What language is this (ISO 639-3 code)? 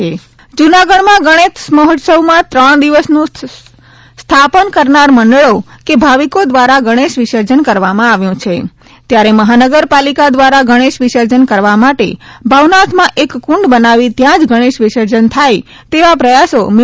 guj